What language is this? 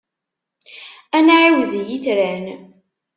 Kabyle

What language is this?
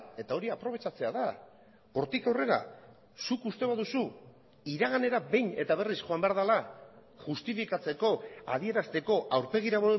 Basque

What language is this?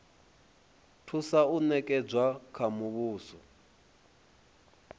Venda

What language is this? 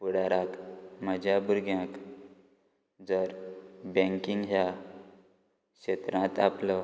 Konkani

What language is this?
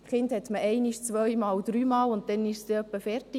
Swiss German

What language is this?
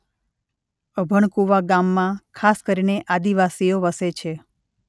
Gujarati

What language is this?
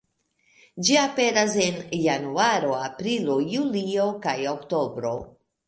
Esperanto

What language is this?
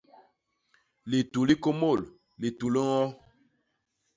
Basaa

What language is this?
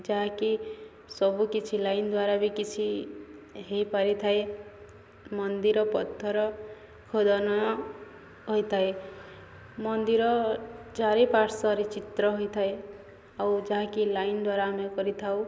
Odia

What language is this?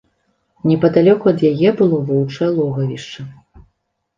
Belarusian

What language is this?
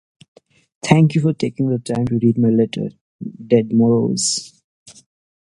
English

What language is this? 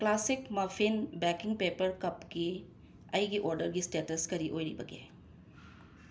Manipuri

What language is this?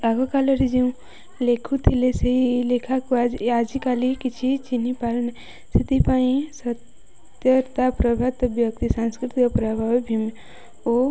Odia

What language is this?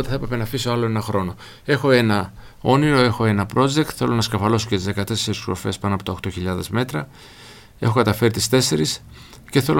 Greek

